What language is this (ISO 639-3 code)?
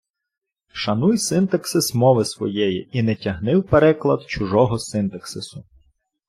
ukr